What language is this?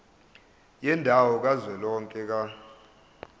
Zulu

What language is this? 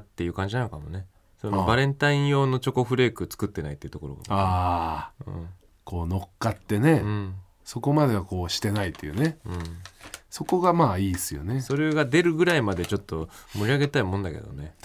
Japanese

